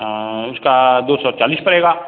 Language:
Hindi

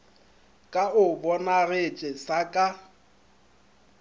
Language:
Northern Sotho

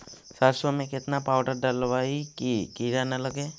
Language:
Magahi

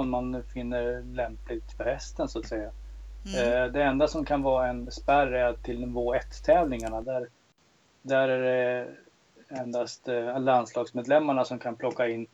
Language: Swedish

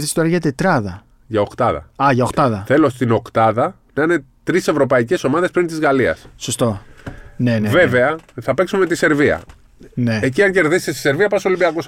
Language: Greek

